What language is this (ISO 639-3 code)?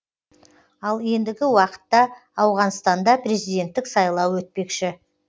kaz